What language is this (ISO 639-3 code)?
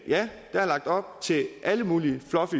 dan